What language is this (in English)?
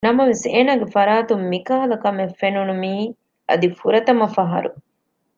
Divehi